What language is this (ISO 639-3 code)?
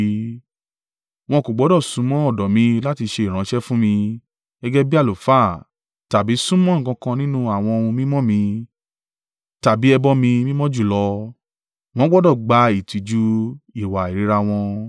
yor